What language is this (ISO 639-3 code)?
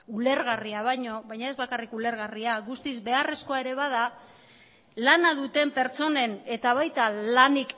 eus